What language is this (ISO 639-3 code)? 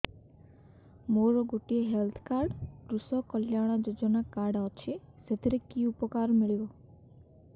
ori